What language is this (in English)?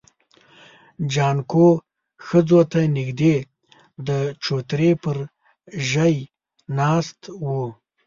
Pashto